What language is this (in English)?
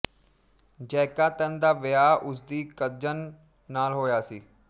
Punjabi